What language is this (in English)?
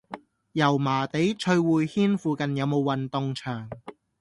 Cantonese